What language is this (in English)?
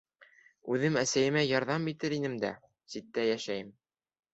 Bashkir